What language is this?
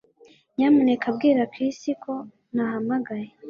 Kinyarwanda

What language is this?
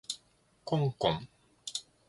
Japanese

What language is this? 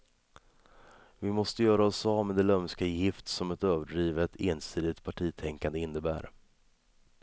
Swedish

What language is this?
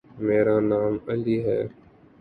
Urdu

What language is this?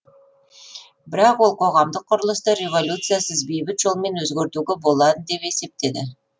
Kazakh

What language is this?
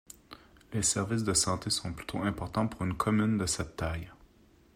French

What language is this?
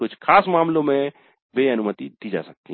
Hindi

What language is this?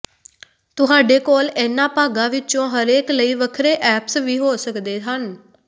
Punjabi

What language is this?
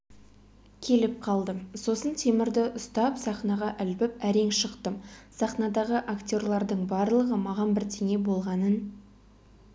Kazakh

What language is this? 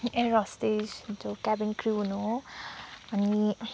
Nepali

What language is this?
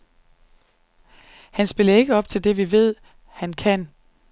Danish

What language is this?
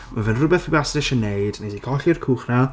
Welsh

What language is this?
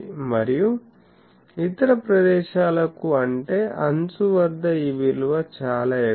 Telugu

